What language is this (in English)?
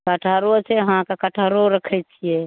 Maithili